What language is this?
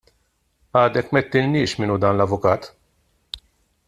Maltese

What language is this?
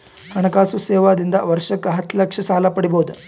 Kannada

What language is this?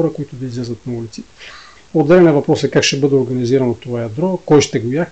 Bulgarian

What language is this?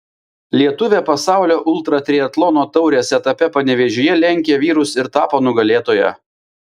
Lithuanian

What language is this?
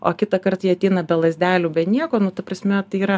Lithuanian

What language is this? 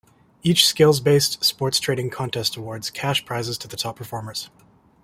English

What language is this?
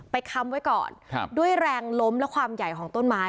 Thai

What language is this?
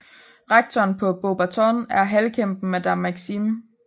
Danish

